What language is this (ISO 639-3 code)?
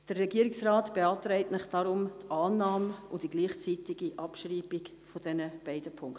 gsw